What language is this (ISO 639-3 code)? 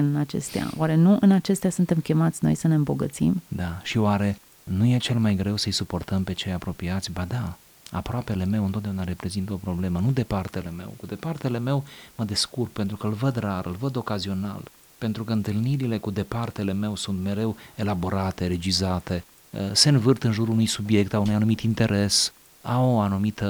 ron